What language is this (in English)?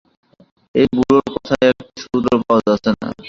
Bangla